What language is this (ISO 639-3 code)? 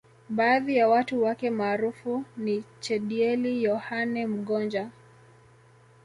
swa